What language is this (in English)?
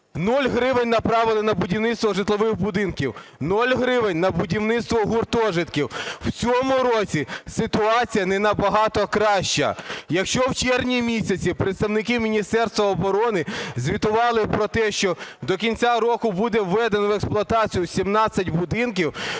Ukrainian